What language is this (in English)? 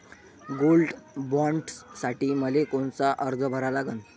Marathi